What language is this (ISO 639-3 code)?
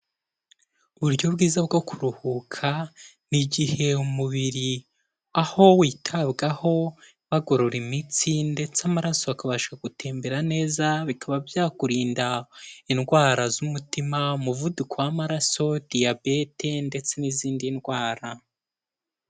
kin